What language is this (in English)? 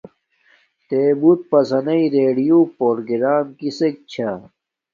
Domaaki